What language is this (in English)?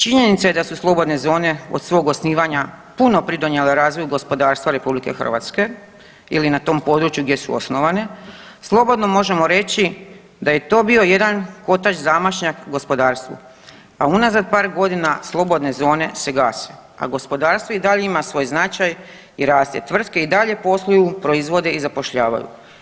Croatian